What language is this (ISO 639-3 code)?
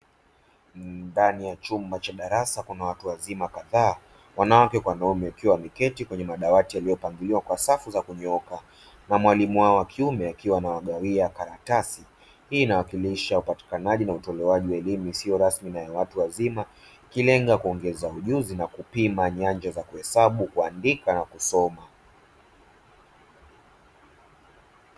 swa